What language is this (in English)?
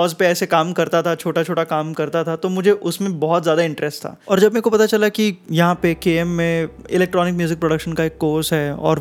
Hindi